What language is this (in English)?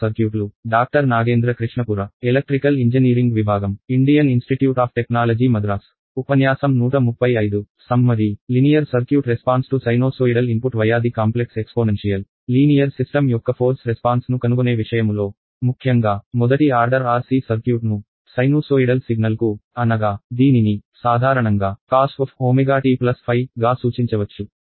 Telugu